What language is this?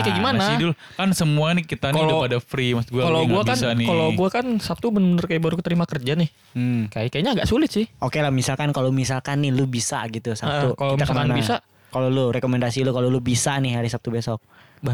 Indonesian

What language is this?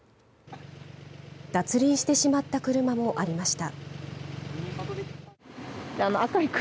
Japanese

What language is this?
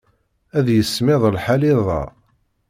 Kabyle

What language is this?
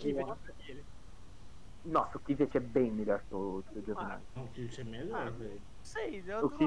Portuguese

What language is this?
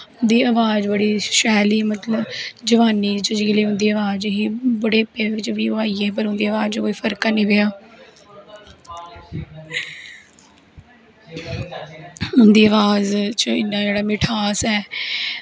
Dogri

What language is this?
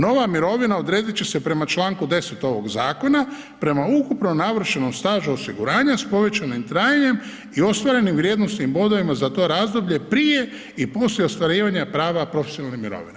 Croatian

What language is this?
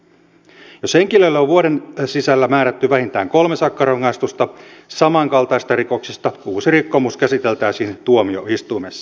Finnish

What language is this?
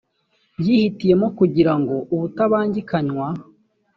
Kinyarwanda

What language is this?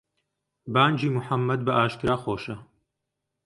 Central Kurdish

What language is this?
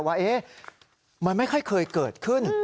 Thai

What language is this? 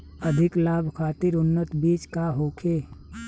Bhojpuri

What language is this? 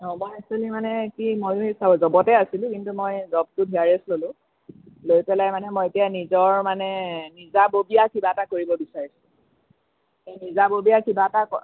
Assamese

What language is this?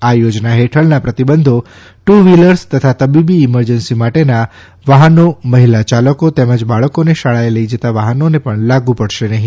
Gujarati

